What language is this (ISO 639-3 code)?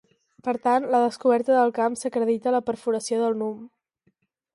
cat